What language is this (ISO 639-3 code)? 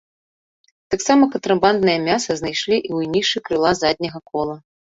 bel